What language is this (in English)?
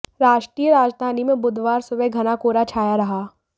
Hindi